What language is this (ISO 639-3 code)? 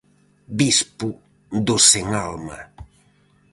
glg